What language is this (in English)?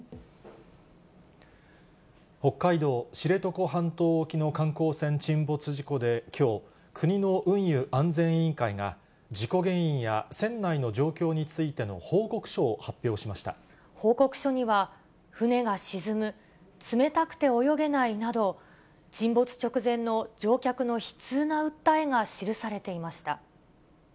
Japanese